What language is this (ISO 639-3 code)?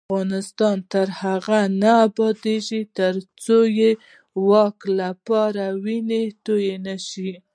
pus